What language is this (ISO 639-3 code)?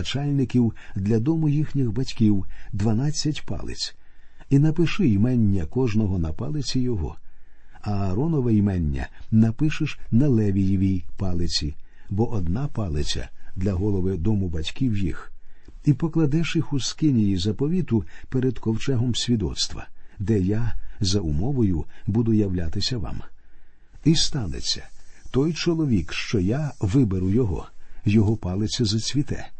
ukr